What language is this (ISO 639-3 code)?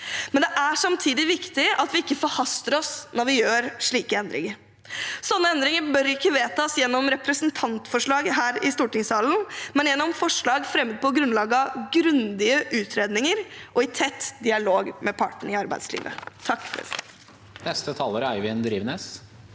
nor